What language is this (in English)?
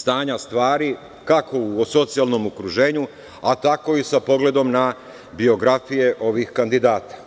Serbian